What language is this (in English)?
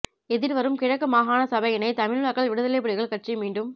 Tamil